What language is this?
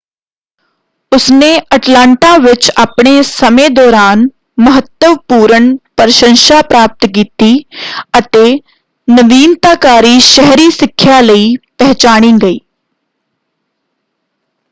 Punjabi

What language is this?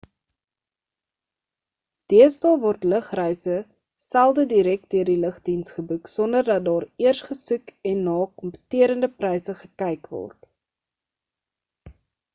Afrikaans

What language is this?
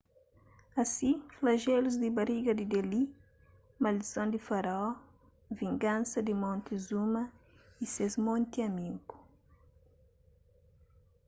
Kabuverdianu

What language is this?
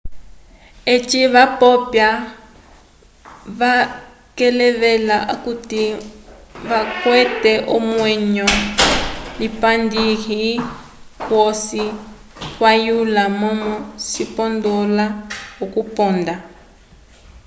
Umbundu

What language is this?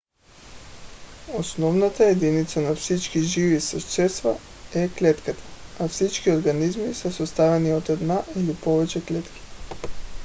Bulgarian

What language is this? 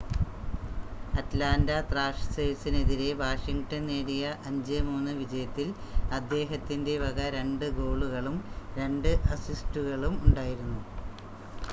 Malayalam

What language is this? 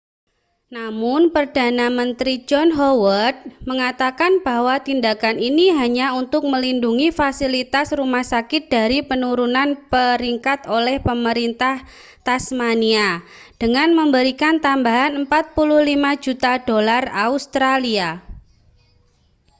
Indonesian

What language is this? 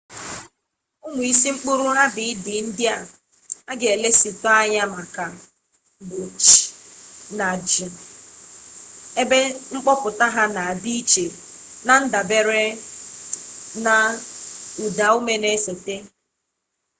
Igbo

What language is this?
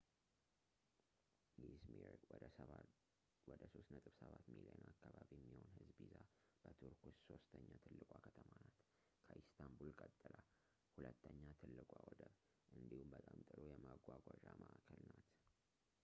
Amharic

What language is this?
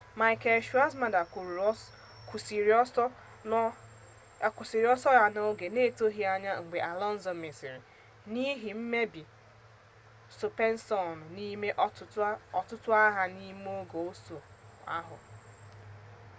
Igbo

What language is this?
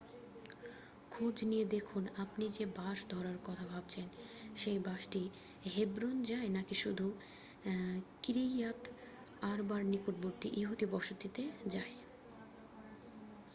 Bangla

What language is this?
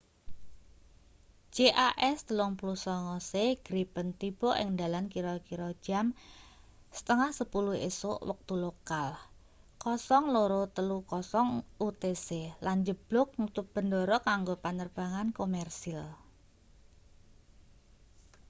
Javanese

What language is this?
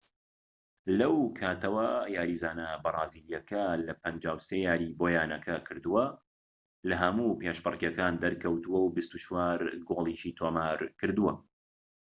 Central Kurdish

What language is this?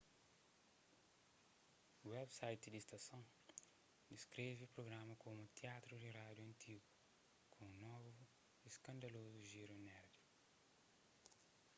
Kabuverdianu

